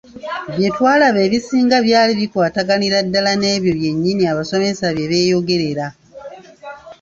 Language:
Ganda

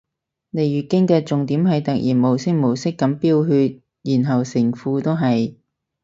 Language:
Cantonese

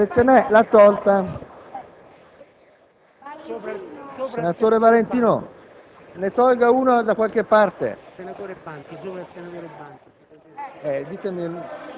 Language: Italian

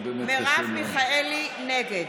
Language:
Hebrew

